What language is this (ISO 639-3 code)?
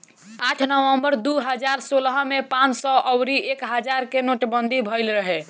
bho